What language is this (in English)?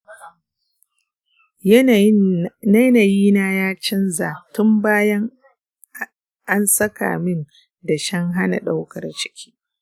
Hausa